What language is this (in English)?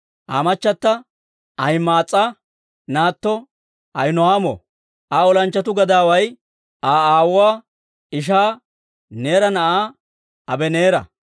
Dawro